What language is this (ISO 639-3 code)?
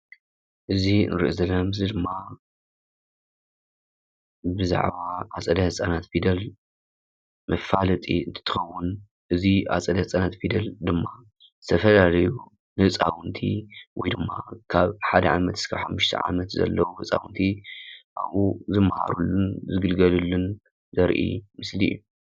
tir